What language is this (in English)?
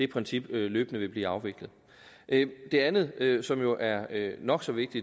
Danish